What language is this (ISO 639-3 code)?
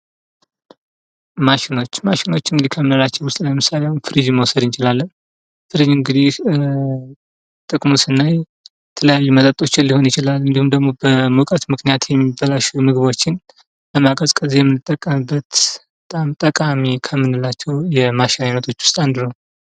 amh